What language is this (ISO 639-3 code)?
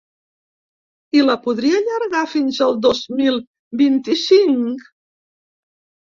cat